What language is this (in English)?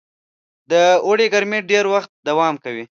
Pashto